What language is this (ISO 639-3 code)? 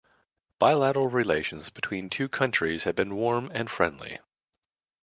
eng